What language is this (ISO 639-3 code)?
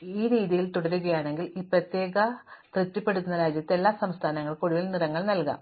mal